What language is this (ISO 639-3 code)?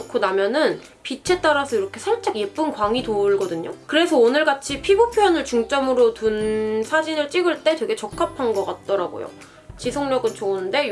kor